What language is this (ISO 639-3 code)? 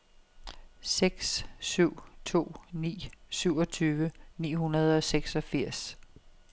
dan